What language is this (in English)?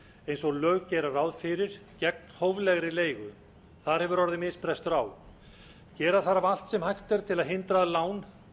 Icelandic